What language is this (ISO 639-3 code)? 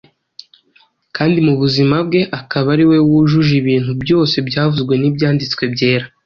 kin